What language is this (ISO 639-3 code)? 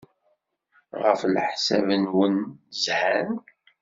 kab